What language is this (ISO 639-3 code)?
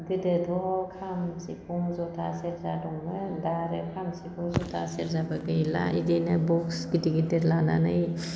brx